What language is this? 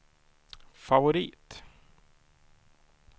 Swedish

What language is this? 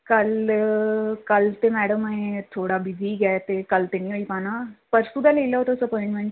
Dogri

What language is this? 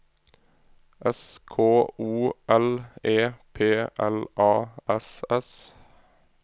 Norwegian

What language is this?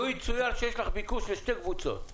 Hebrew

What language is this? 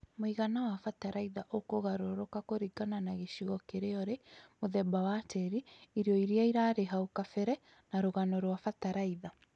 Kikuyu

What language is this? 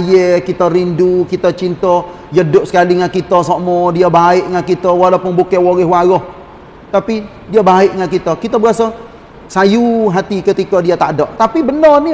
Malay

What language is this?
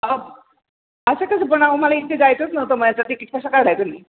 Marathi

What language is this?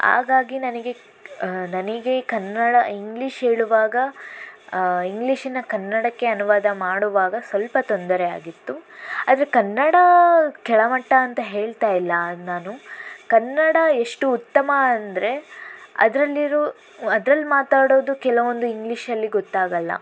Kannada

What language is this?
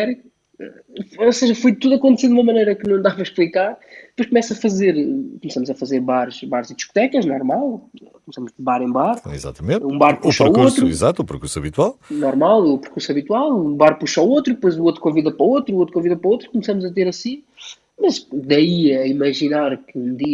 Portuguese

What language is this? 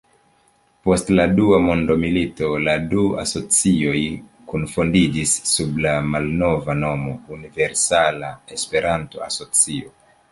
Esperanto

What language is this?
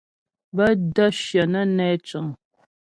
Ghomala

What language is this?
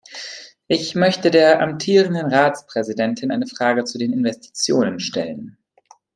German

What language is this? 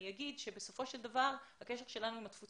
Hebrew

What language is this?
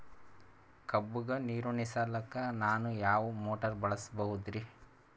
Kannada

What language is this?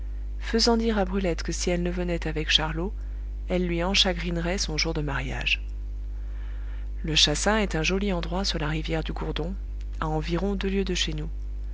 French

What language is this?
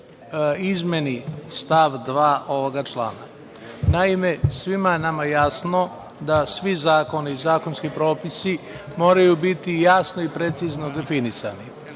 Serbian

